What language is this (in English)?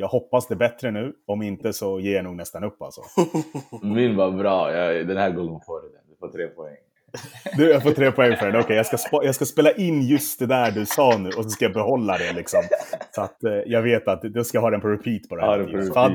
Swedish